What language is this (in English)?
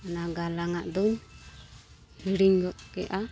Santali